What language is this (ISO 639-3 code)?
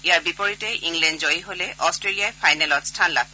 asm